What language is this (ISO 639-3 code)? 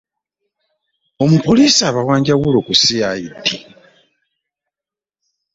lug